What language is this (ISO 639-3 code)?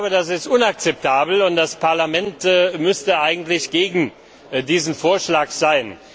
deu